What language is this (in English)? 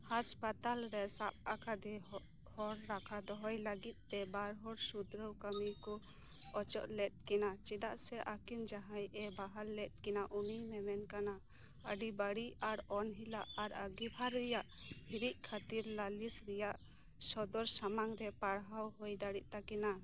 Santali